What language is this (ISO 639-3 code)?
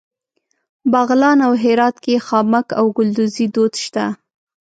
pus